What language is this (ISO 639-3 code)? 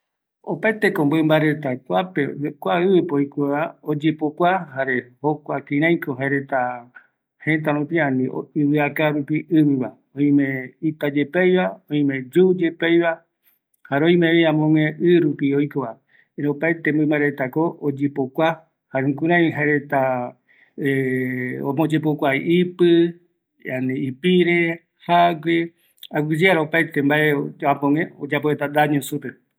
gui